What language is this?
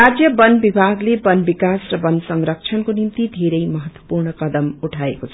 Nepali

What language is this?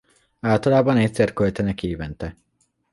Hungarian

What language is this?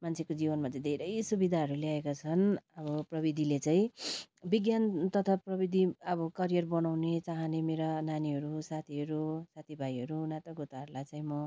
Nepali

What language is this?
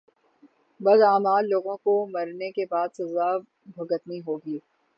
Urdu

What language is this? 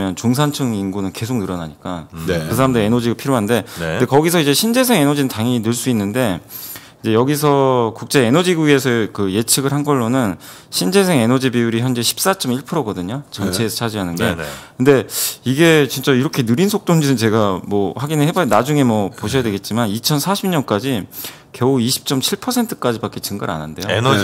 Korean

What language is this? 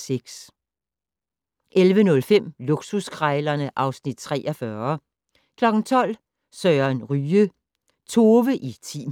Danish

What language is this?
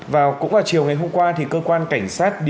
Vietnamese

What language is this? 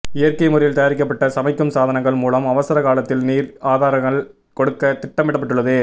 Tamil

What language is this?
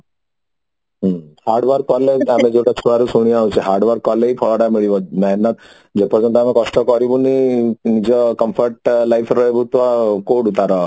Odia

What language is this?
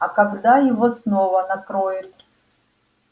Russian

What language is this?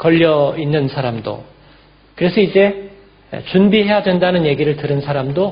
Korean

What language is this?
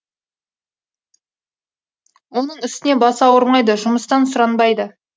Kazakh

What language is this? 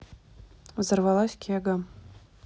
Russian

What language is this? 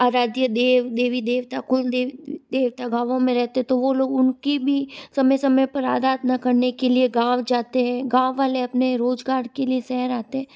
Hindi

